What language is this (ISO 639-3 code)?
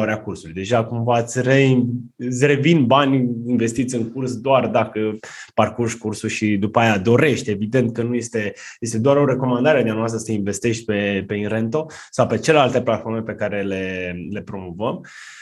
ron